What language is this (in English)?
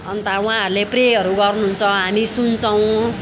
Nepali